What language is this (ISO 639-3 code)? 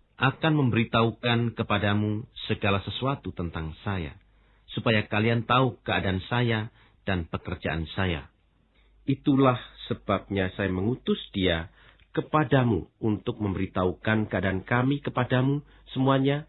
ind